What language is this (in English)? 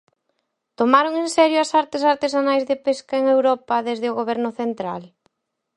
Galician